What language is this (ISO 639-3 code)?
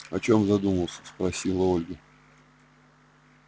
rus